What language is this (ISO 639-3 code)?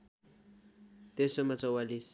nep